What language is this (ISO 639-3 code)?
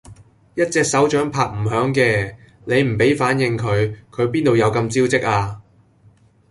yue